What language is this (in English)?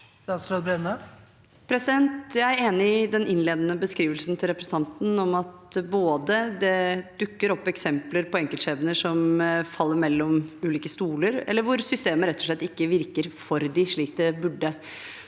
Norwegian